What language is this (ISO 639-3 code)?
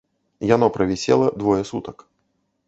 bel